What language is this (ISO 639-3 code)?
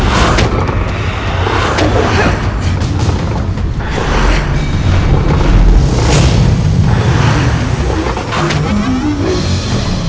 ind